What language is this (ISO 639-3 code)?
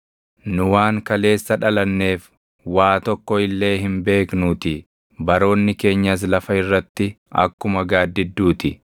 orm